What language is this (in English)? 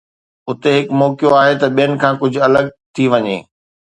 Sindhi